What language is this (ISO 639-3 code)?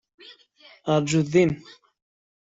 kab